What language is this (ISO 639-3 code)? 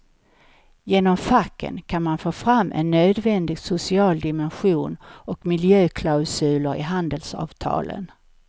swe